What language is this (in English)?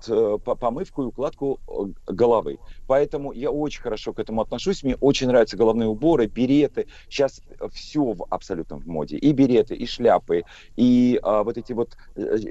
Russian